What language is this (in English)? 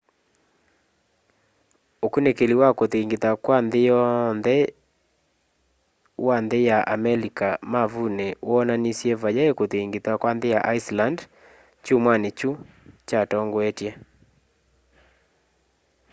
Kamba